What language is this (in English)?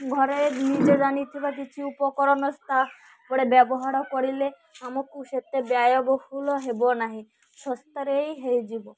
Odia